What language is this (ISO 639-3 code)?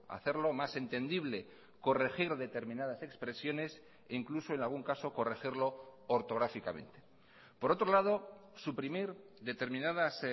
spa